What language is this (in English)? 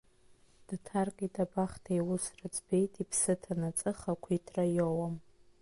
Abkhazian